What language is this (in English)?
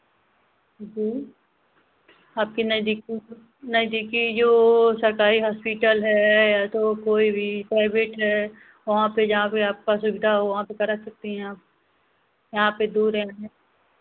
Hindi